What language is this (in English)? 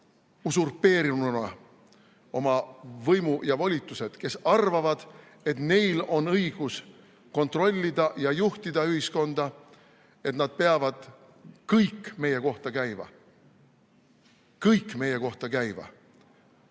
Estonian